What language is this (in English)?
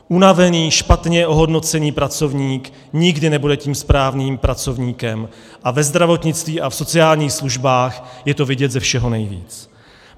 Czech